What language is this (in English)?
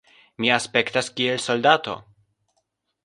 Esperanto